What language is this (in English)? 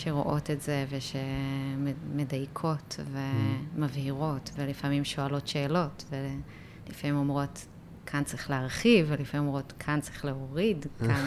Hebrew